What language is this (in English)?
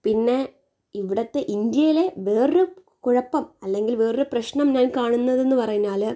Malayalam